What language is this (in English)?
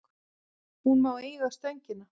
Icelandic